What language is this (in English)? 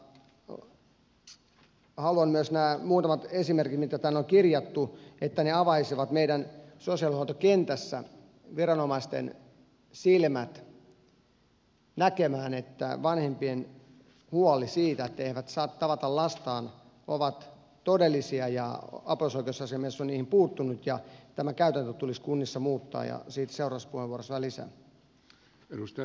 Finnish